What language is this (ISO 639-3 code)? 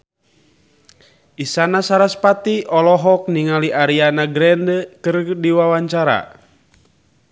sun